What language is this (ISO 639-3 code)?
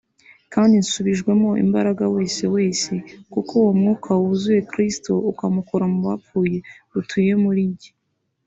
kin